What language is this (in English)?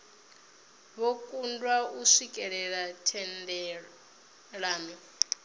Venda